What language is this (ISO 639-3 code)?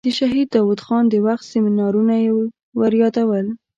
pus